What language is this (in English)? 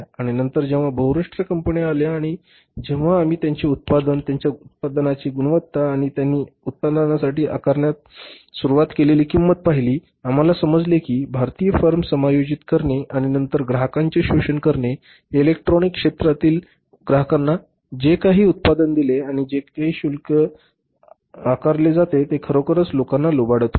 Marathi